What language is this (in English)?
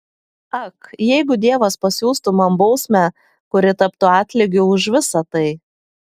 Lithuanian